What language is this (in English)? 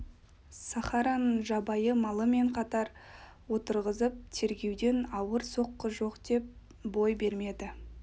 Kazakh